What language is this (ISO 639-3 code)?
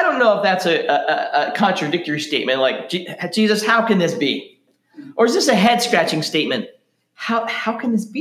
eng